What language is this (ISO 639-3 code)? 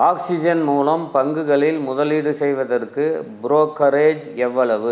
tam